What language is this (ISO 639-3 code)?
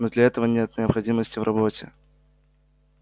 rus